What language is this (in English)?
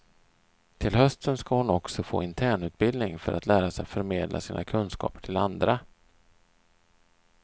Swedish